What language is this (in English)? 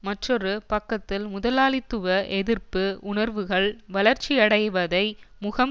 Tamil